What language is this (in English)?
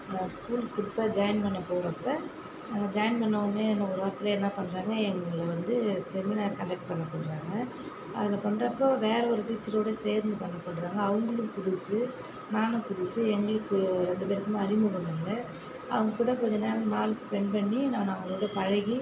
Tamil